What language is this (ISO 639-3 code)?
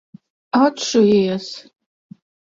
lav